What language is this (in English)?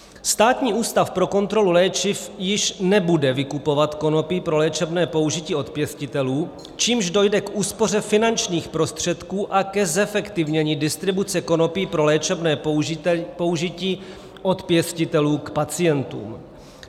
Czech